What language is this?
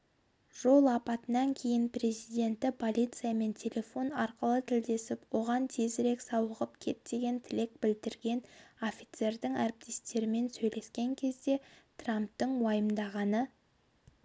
Kazakh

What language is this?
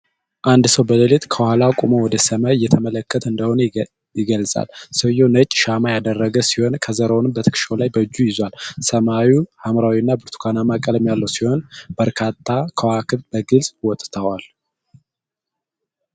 Amharic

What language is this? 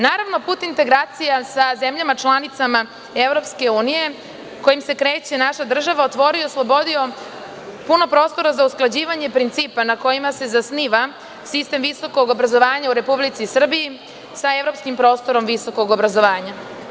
Serbian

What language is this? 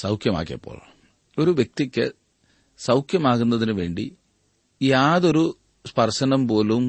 Malayalam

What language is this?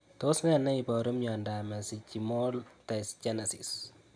Kalenjin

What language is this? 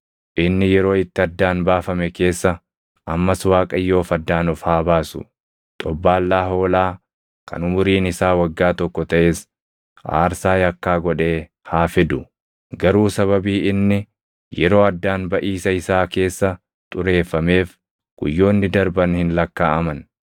Oromo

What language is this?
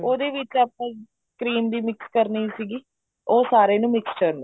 Punjabi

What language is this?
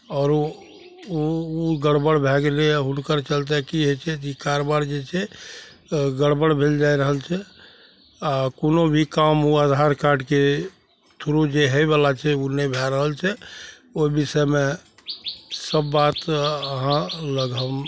Maithili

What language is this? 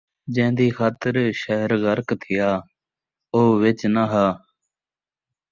Saraiki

